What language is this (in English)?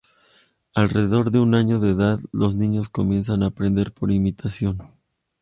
Spanish